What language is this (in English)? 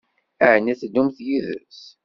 Kabyle